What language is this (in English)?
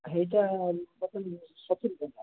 Odia